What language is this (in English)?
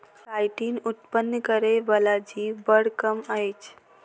Maithili